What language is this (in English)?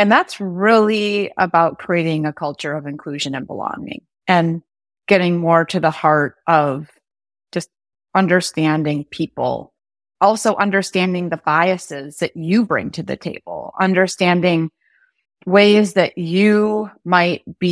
English